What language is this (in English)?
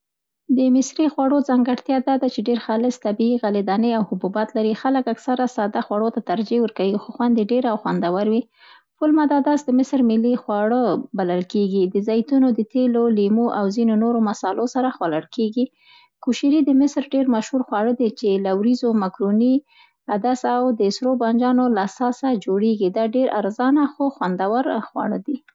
Central Pashto